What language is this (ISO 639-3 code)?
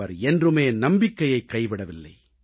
tam